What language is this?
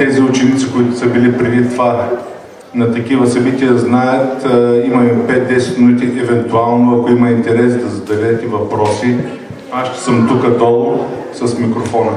Bulgarian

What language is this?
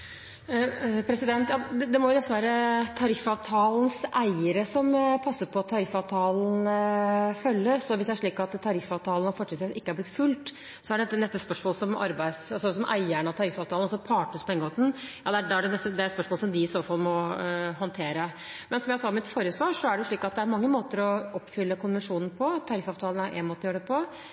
Norwegian Bokmål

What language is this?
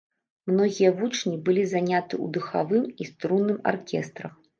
Belarusian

